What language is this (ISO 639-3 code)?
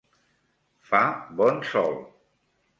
cat